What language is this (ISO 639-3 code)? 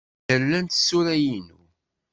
kab